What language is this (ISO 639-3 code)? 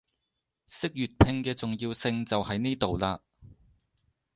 yue